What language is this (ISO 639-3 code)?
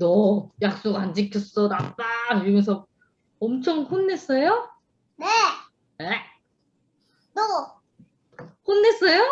kor